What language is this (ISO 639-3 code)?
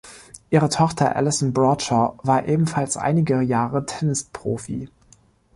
deu